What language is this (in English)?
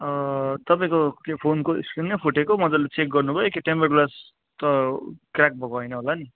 Nepali